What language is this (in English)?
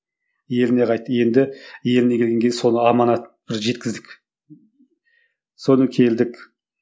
Kazakh